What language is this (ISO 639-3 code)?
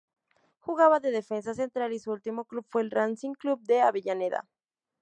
spa